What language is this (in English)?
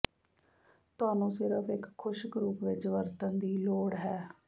Punjabi